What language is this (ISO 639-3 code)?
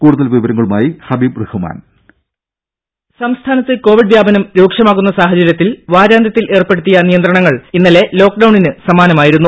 mal